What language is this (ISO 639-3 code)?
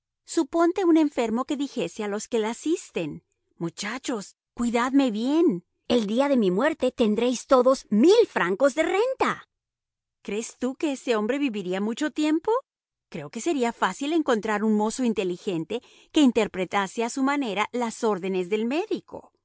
spa